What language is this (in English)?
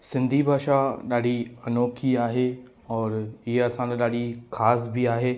Sindhi